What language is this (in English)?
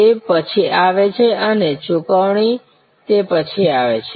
Gujarati